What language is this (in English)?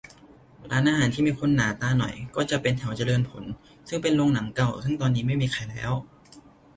Thai